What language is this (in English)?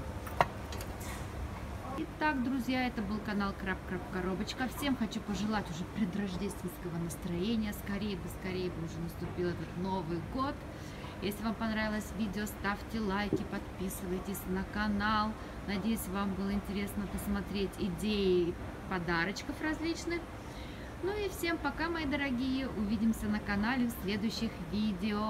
Russian